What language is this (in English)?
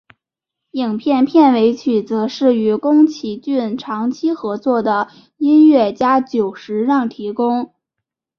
Chinese